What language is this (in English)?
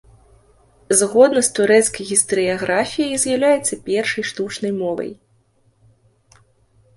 Belarusian